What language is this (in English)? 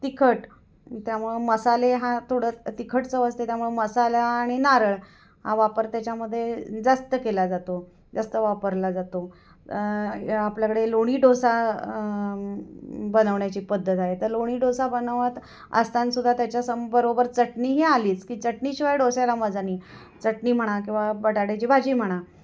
Marathi